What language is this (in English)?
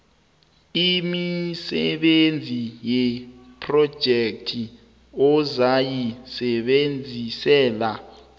South Ndebele